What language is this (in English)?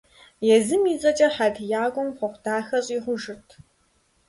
Kabardian